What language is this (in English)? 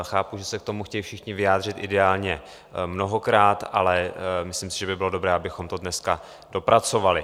Czech